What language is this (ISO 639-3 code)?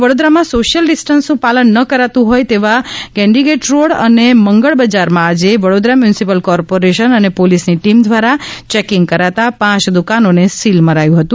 guj